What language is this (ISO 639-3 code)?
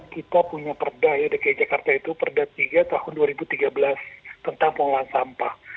ind